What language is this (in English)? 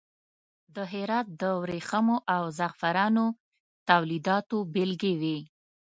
Pashto